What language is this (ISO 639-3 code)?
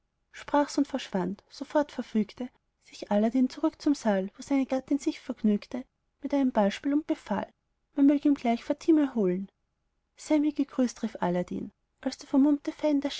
deu